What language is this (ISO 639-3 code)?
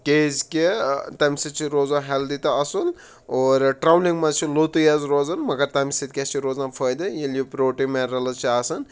kas